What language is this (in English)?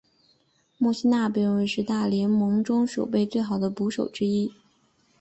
Chinese